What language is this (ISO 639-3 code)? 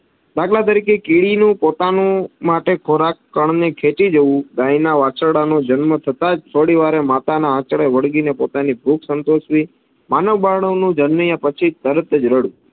guj